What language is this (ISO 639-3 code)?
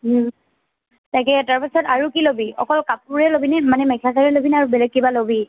asm